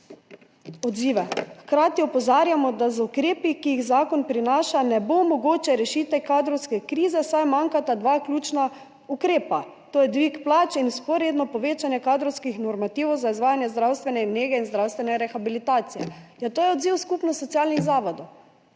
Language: Slovenian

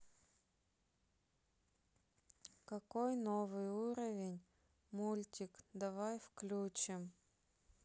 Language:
Russian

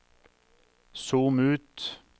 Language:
Norwegian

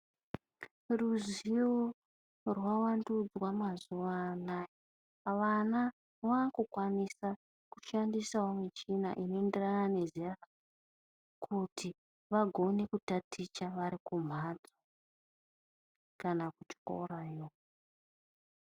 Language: Ndau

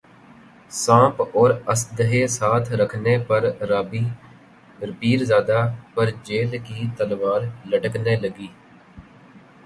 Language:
Urdu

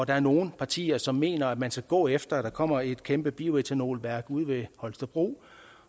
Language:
Danish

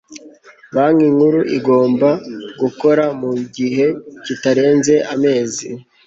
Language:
Kinyarwanda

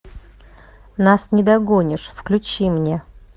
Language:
Russian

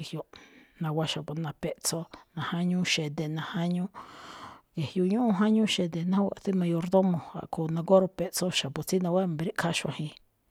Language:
Malinaltepec Me'phaa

